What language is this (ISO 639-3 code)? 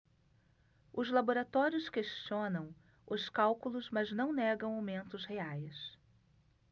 por